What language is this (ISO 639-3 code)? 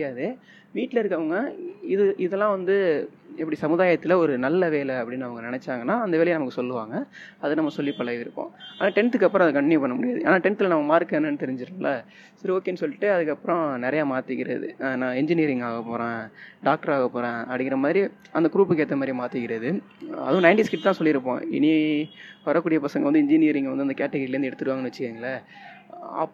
tam